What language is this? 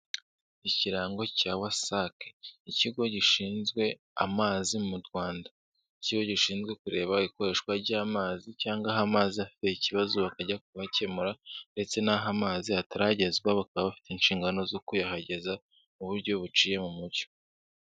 Kinyarwanda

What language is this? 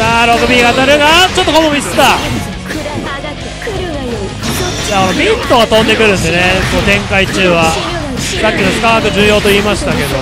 Japanese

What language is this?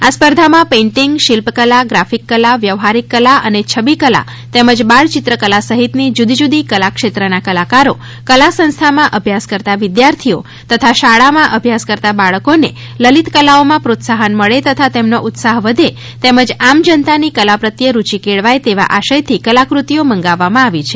Gujarati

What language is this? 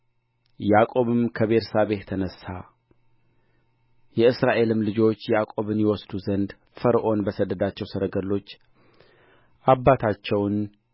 Amharic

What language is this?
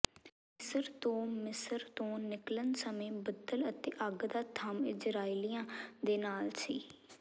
Punjabi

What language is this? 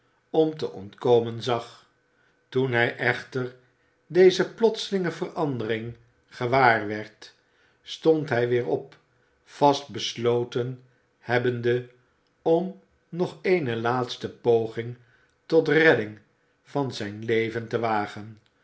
Dutch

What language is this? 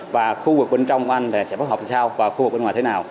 Vietnamese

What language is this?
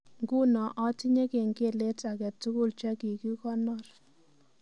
Kalenjin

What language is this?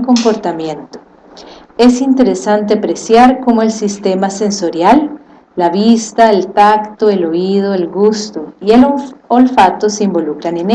Spanish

